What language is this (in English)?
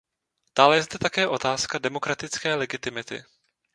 Czech